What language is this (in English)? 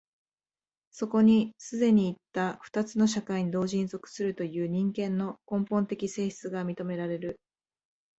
Japanese